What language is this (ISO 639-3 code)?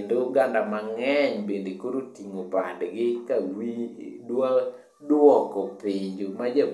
luo